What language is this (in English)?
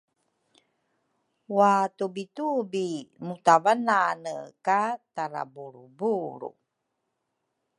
Rukai